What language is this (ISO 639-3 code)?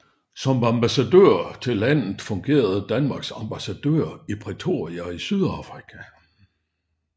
dan